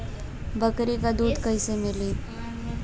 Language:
Bhojpuri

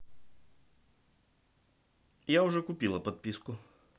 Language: Russian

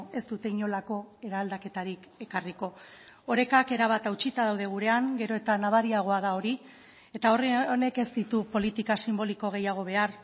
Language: Basque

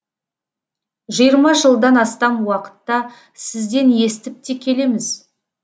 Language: Kazakh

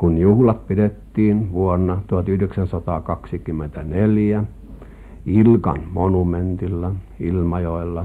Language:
Finnish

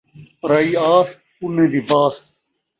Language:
Saraiki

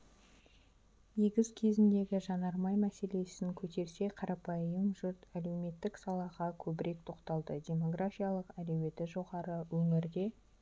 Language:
Kazakh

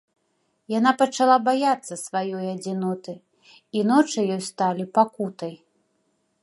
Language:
Belarusian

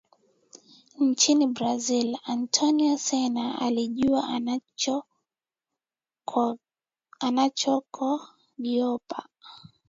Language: Swahili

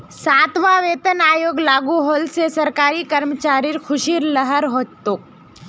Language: Magahi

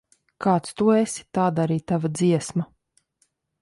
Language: Latvian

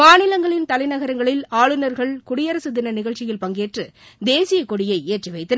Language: Tamil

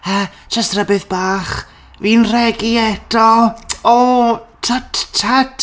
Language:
Welsh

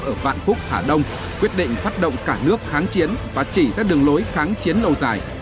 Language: Vietnamese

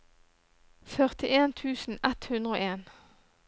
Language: Norwegian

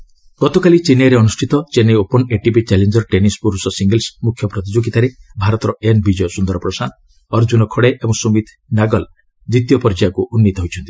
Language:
Odia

